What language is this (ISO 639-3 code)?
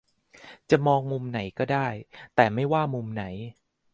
tha